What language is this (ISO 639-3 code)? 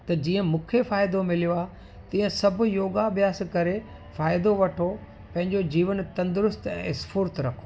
snd